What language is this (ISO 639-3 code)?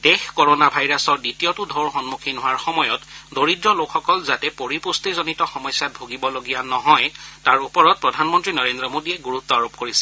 asm